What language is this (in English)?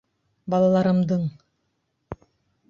Bashkir